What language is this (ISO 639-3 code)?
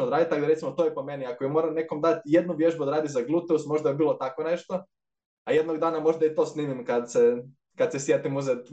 hrv